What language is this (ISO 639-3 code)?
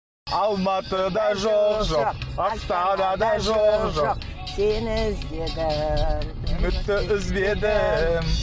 kaz